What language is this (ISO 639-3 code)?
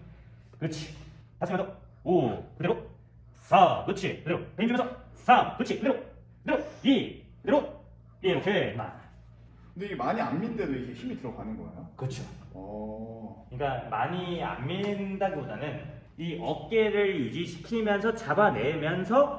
kor